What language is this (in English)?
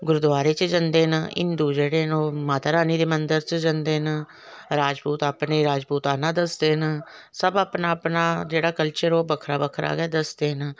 Dogri